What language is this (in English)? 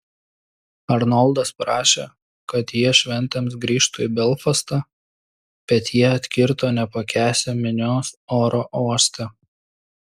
Lithuanian